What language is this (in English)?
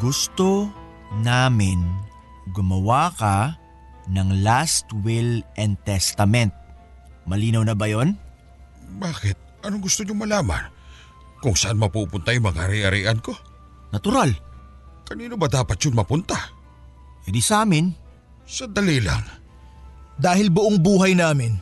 Filipino